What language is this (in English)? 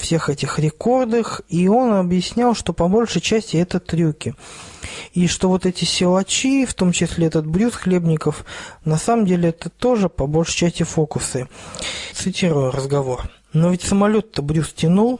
Russian